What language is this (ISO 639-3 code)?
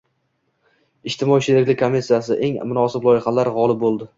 uzb